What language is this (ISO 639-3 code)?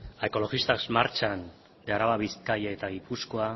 eus